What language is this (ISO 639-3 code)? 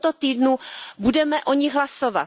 ces